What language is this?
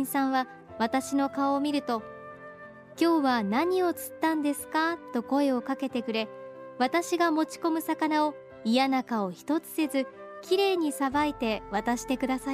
Japanese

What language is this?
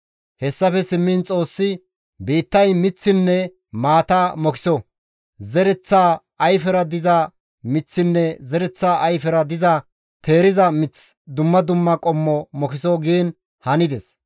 Gamo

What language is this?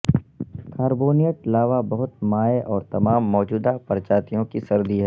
Urdu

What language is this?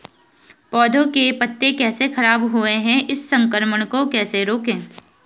Hindi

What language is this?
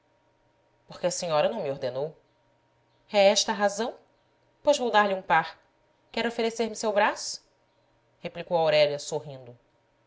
Portuguese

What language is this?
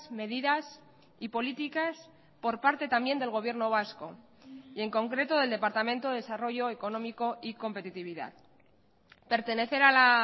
Spanish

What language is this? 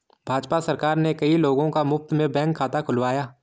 Hindi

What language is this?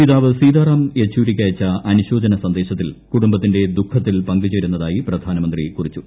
Malayalam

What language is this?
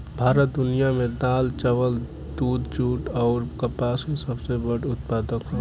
Bhojpuri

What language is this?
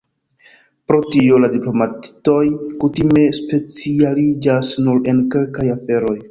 Esperanto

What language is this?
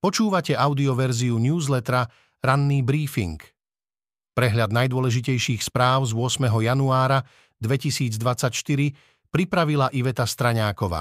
Slovak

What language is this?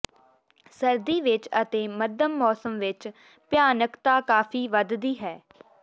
Punjabi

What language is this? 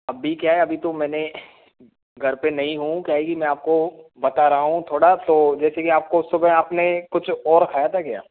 Hindi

